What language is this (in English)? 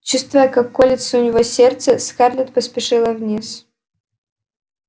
Russian